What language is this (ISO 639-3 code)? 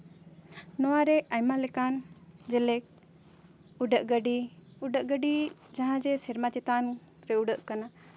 sat